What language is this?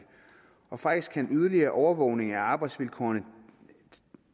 Danish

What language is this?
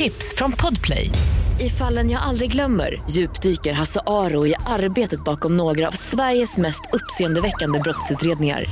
Swedish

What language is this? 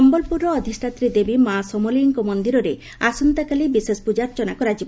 Odia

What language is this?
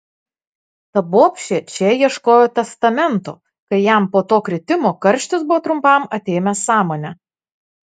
Lithuanian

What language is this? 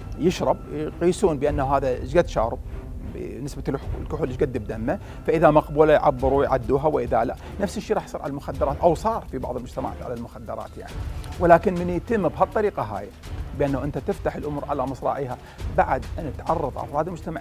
Arabic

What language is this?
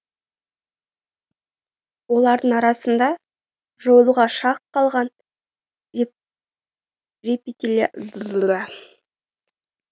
Kazakh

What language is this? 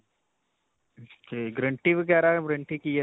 Punjabi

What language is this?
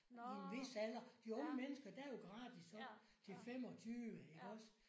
Danish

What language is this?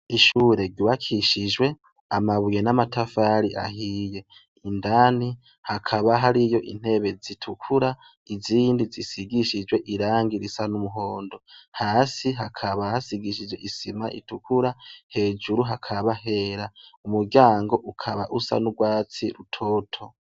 Rundi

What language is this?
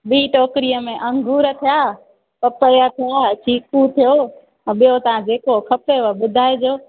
Sindhi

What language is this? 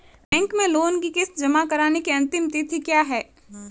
Hindi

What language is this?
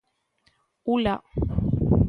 Galician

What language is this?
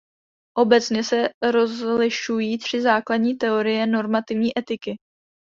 Czech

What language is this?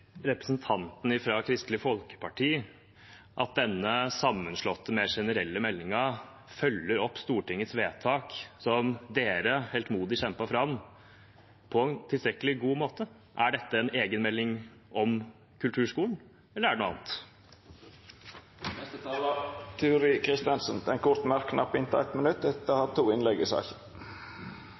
Norwegian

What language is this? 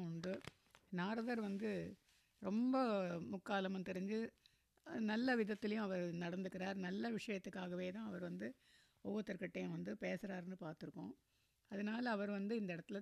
Tamil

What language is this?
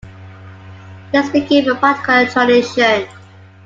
English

